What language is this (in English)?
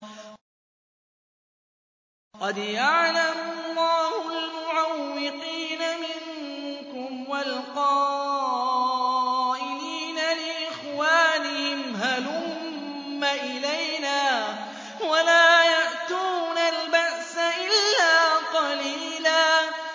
Arabic